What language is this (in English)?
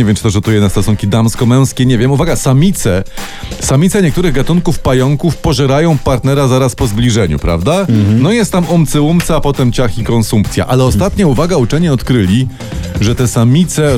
Polish